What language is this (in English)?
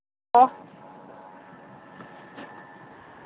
Manipuri